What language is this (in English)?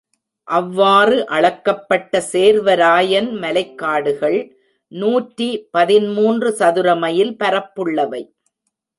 Tamil